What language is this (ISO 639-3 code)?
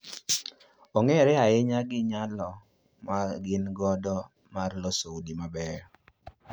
luo